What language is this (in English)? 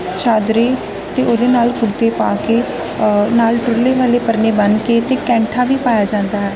Punjabi